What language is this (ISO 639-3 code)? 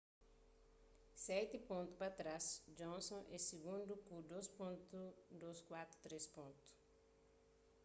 kea